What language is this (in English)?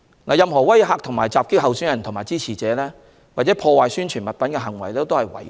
Cantonese